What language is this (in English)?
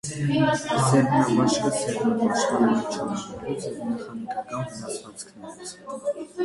Armenian